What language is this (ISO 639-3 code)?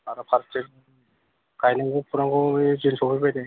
brx